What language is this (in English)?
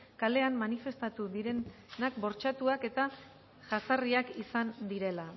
Basque